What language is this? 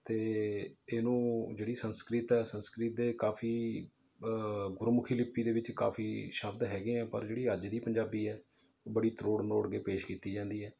Punjabi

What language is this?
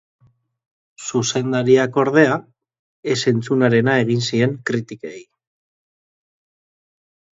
Basque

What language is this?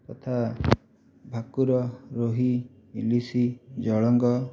Odia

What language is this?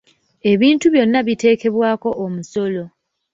Ganda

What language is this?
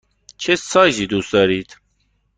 Persian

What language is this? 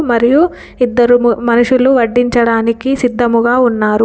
Telugu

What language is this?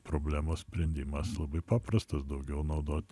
Lithuanian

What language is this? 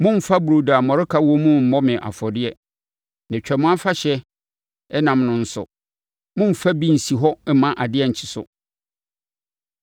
Akan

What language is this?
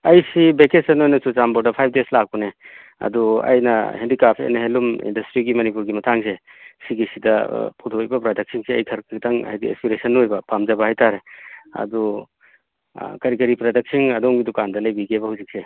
Manipuri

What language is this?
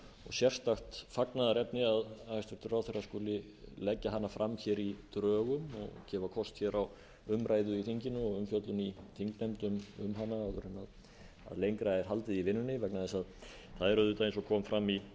Icelandic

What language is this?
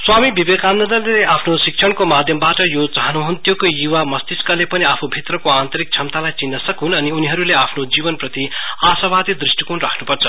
Nepali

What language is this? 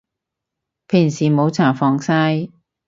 Cantonese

